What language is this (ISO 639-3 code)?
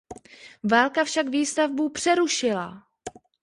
ces